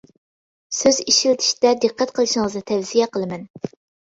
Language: Uyghur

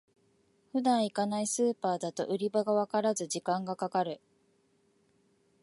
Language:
Japanese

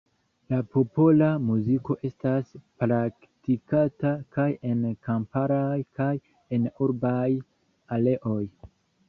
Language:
Esperanto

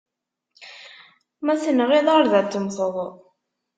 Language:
Kabyle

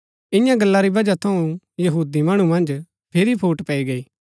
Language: Gaddi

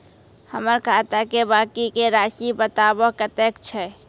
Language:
Maithili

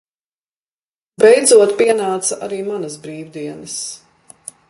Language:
Latvian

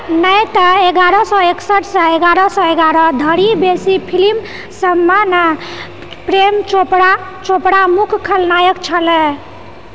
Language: Maithili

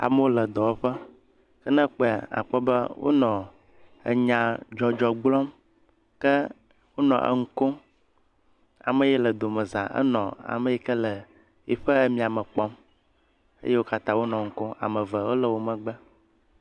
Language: Ewe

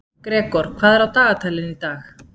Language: Icelandic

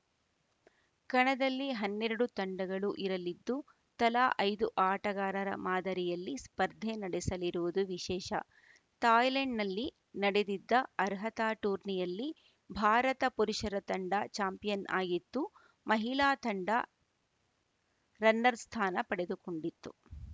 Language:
Kannada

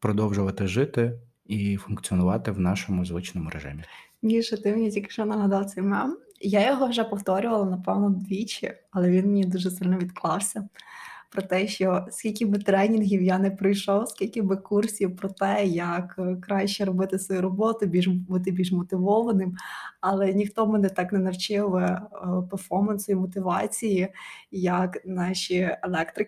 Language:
Ukrainian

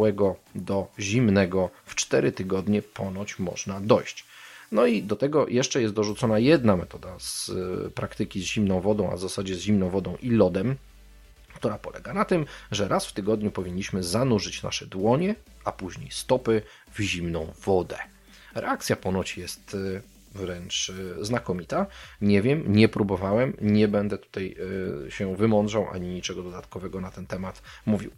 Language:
Polish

